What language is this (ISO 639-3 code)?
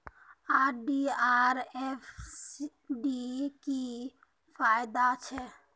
mag